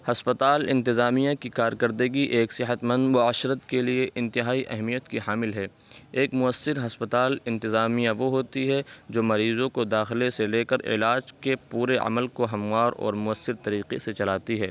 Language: Urdu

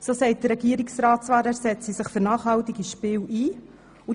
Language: Swiss German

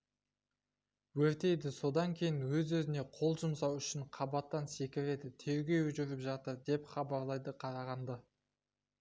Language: Kazakh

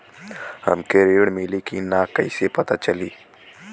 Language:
Bhojpuri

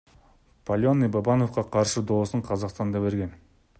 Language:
Kyrgyz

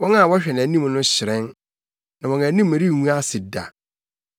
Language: Akan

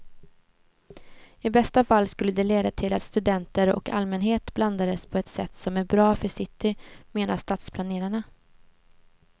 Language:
Swedish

